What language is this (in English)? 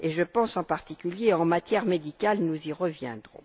French